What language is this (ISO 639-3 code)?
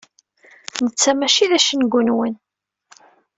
kab